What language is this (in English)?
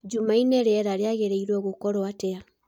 Kikuyu